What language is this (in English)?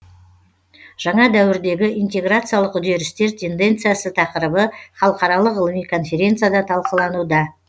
Kazakh